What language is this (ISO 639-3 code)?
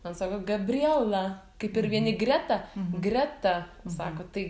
lit